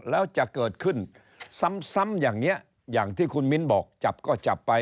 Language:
Thai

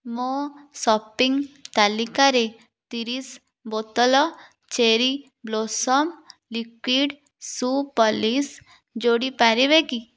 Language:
Odia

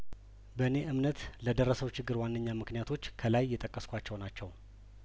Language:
Amharic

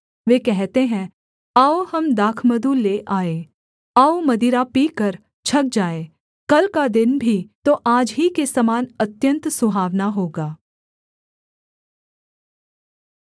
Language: Hindi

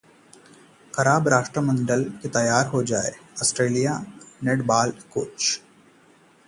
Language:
Hindi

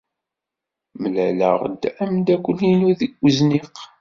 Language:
Kabyle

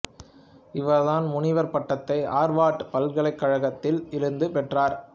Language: Tamil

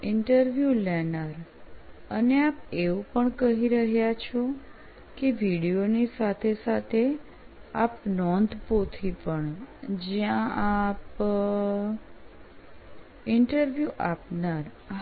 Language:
Gujarati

